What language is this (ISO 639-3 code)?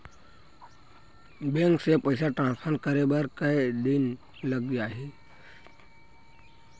hne